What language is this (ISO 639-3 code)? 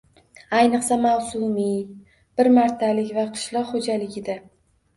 uzb